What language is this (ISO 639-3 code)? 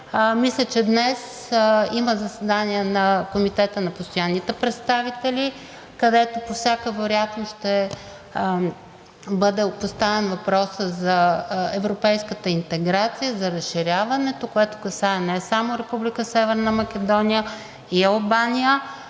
bul